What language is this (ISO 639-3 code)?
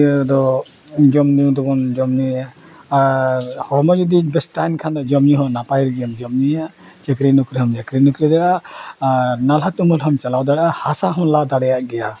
sat